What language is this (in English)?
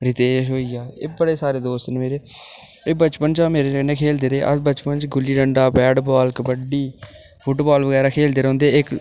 Dogri